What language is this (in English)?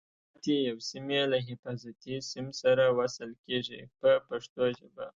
Pashto